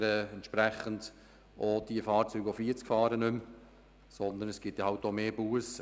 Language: Swiss German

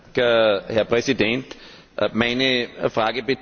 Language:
German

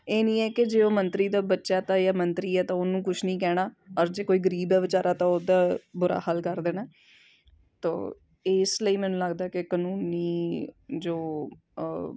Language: Punjabi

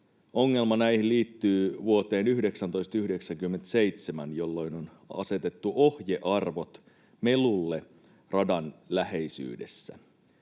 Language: Finnish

